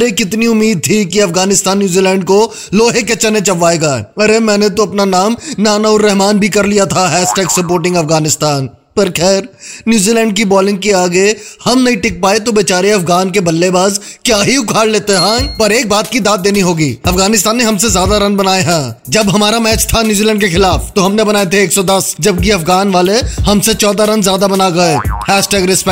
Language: Hindi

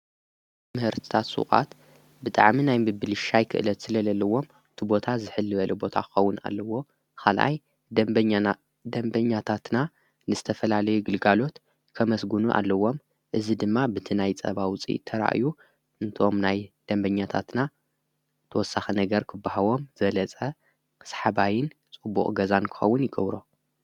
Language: Tigrinya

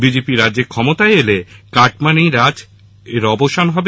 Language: Bangla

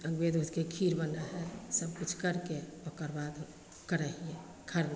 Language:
Maithili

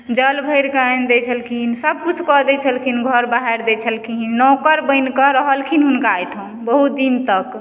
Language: Maithili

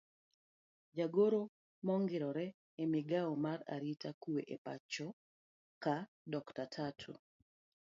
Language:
Luo (Kenya and Tanzania)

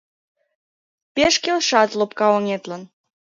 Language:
Mari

